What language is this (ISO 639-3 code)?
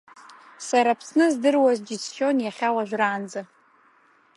abk